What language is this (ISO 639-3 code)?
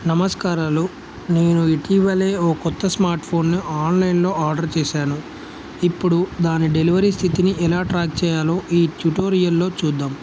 tel